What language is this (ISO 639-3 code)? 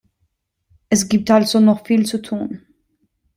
deu